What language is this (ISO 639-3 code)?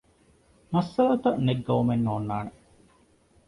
div